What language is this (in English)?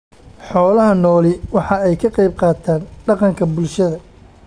Somali